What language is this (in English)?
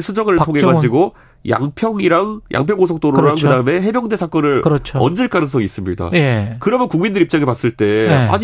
Korean